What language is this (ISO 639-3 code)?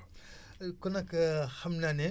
wol